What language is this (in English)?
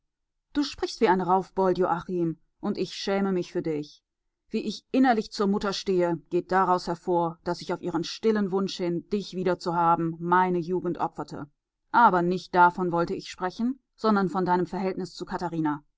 German